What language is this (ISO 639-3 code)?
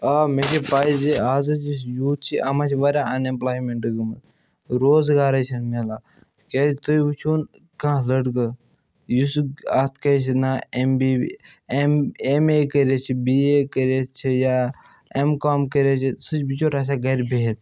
kas